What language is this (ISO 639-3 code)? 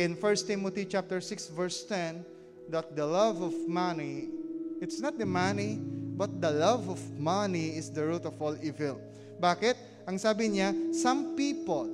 fil